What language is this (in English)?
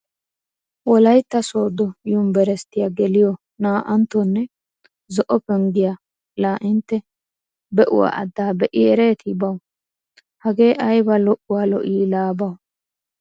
Wolaytta